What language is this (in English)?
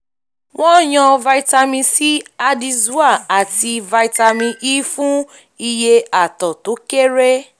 Yoruba